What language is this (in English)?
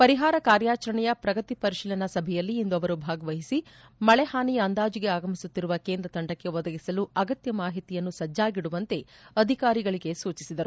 Kannada